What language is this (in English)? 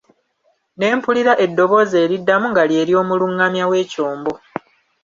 Ganda